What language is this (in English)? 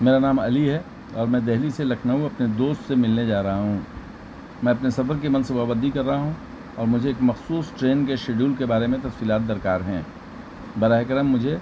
Urdu